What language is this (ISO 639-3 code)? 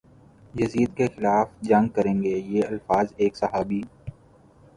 urd